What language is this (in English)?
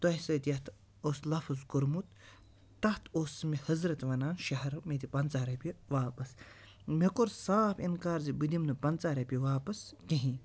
Kashmiri